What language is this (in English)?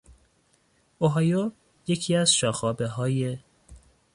Persian